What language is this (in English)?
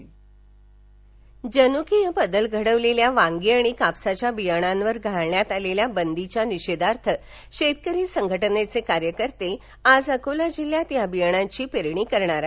Marathi